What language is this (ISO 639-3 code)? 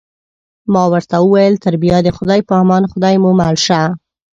pus